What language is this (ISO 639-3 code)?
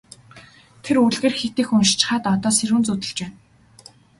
mon